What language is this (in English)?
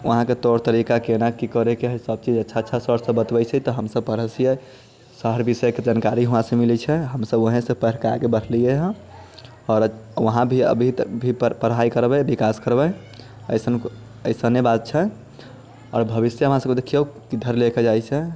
Maithili